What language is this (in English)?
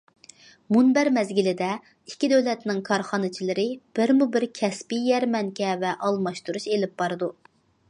Uyghur